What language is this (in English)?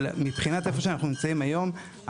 Hebrew